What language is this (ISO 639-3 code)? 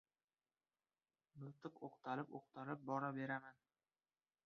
uzb